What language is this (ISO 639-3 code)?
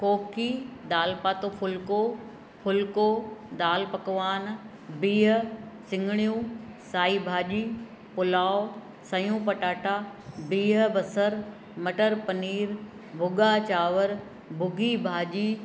snd